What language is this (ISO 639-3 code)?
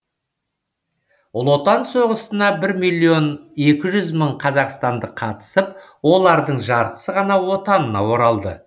kaz